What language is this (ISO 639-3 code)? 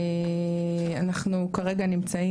heb